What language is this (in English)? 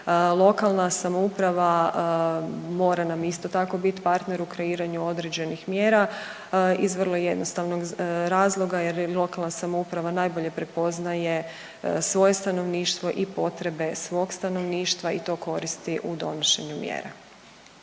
Croatian